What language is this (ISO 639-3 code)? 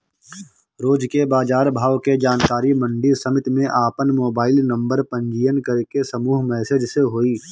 bho